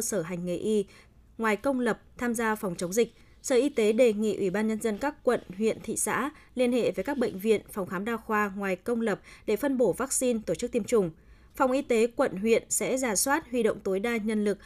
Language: Vietnamese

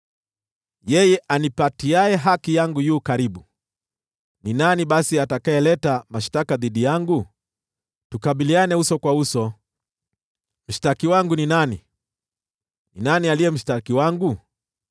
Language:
Swahili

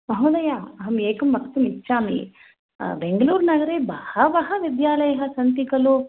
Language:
Sanskrit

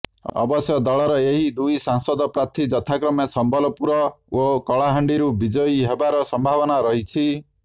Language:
Odia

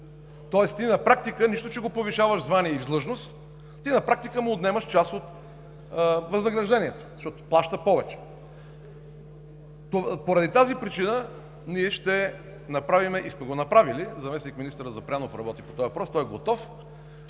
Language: Bulgarian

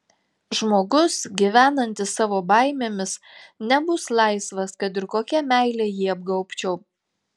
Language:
Lithuanian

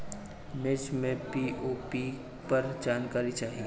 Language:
Bhojpuri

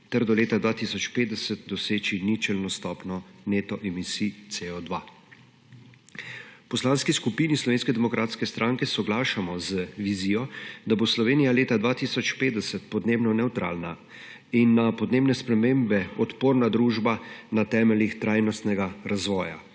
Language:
Slovenian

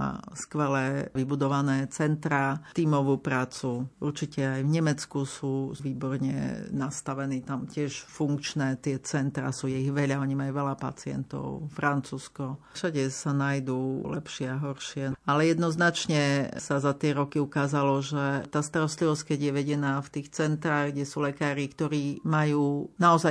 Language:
Slovak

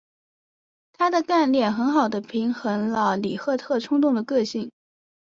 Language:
Chinese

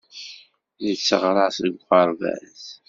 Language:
Kabyle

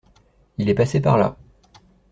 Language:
French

